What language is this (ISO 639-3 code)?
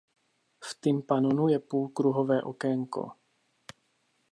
ces